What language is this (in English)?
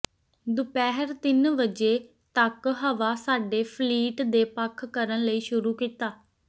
Punjabi